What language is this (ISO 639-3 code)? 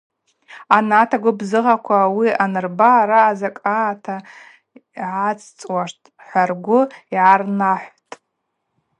abq